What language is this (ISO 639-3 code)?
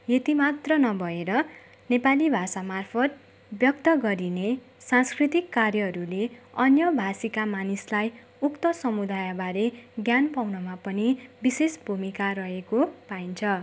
nep